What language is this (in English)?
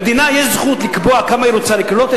Hebrew